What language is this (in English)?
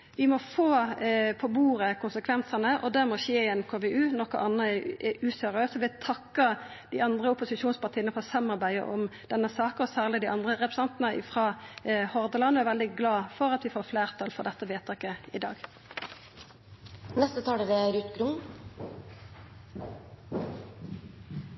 Norwegian Nynorsk